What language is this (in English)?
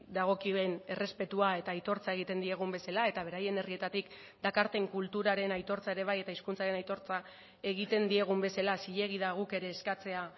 Basque